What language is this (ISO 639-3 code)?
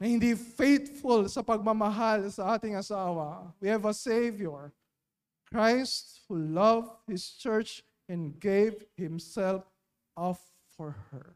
fil